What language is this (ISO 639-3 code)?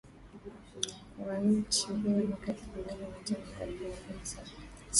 swa